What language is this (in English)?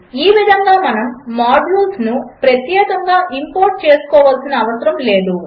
Telugu